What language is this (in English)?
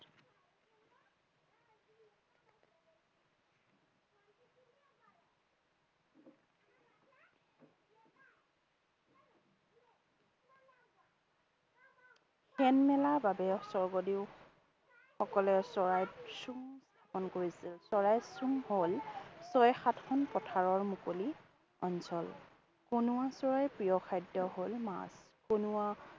Assamese